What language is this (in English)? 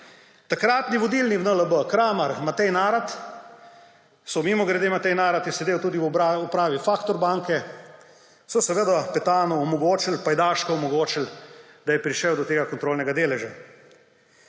Slovenian